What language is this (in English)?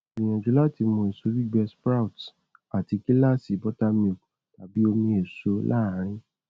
Yoruba